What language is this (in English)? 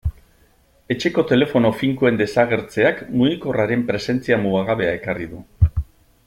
Basque